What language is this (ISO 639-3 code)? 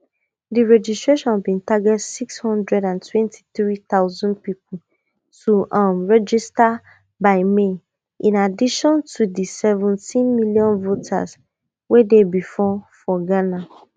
pcm